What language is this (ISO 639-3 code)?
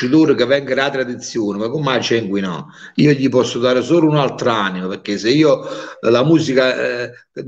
ita